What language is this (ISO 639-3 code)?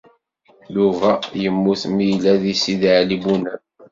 kab